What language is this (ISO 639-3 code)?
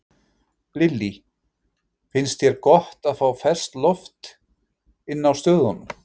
isl